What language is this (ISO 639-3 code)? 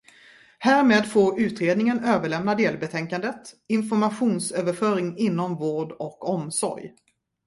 swe